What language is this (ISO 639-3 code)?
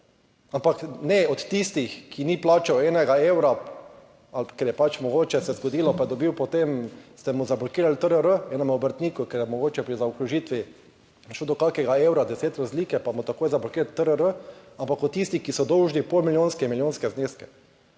slv